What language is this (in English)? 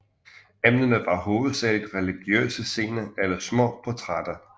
Danish